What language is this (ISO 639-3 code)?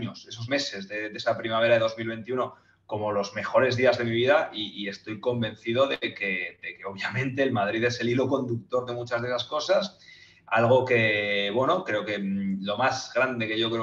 spa